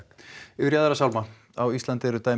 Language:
Icelandic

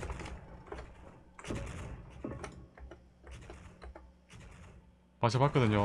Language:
Korean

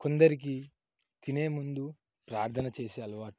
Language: Telugu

